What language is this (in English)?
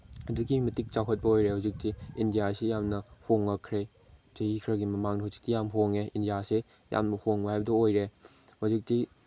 Manipuri